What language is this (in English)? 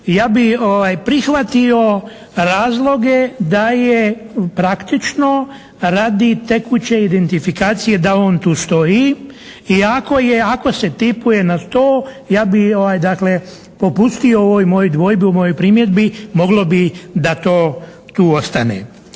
Croatian